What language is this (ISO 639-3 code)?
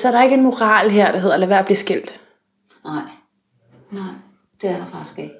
dan